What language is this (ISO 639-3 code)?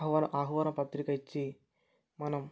tel